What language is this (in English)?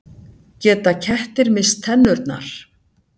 Icelandic